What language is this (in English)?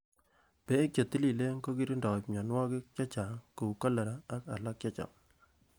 Kalenjin